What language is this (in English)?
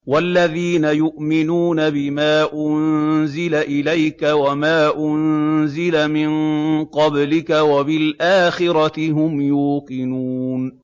Arabic